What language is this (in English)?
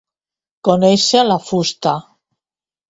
Catalan